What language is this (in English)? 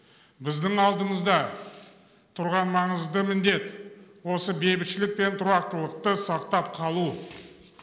Kazakh